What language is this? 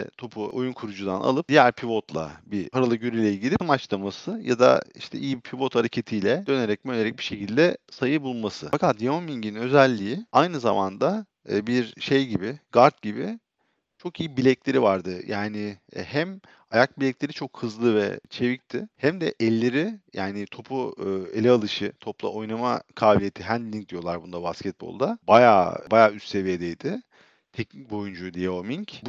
Turkish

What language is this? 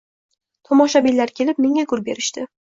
Uzbek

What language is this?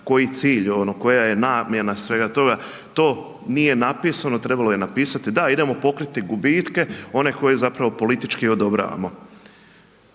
Croatian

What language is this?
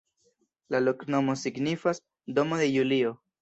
Esperanto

